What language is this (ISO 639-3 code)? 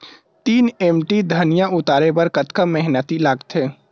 hne